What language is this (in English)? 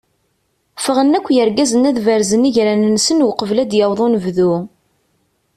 Kabyle